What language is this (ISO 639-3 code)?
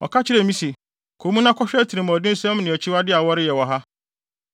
aka